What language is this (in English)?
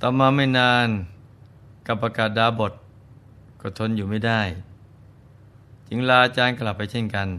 Thai